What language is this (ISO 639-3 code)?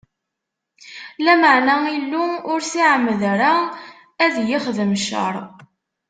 kab